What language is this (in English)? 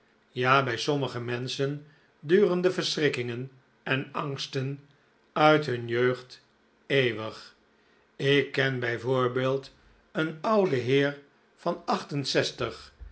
Dutch